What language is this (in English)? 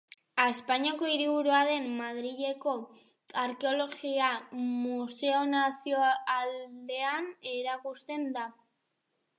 Basque